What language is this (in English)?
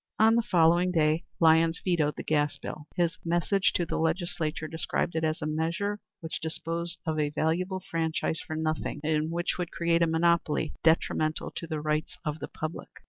English